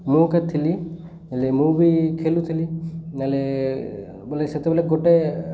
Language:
Odia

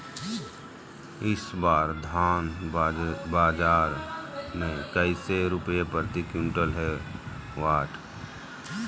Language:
Magahi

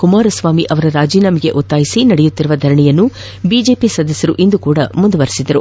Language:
Kannada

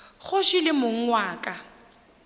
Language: Northern Sotho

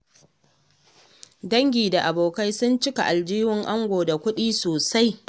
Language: Hausa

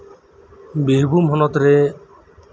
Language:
Santali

